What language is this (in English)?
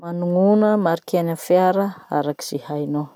Masikoro Malagasy